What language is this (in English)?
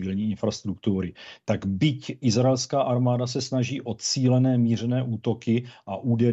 Czech